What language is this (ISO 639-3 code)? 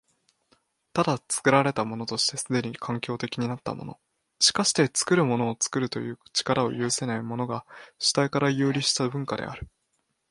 jpn